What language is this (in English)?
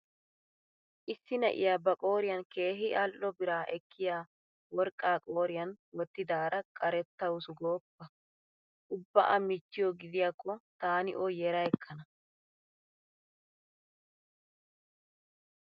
Wolaytta